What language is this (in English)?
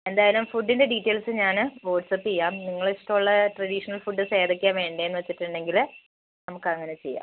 Malayalam